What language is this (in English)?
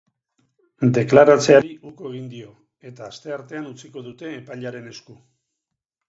Basque